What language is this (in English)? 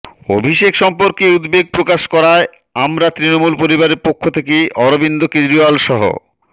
Bangla